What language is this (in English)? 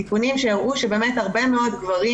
Hebrew